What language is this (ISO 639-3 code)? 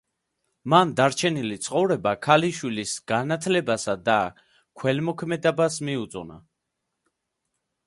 kat